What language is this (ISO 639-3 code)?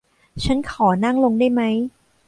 tha